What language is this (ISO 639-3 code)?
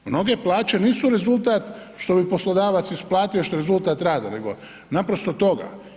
hrv